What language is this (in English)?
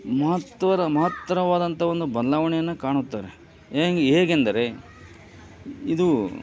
Kannada